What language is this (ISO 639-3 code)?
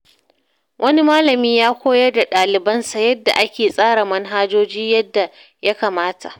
hau